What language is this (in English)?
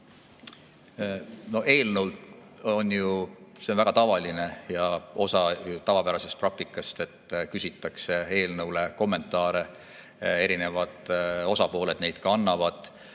Estonian